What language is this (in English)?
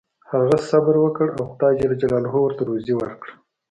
Pashto